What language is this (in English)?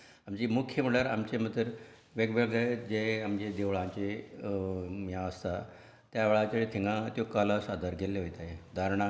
Konkani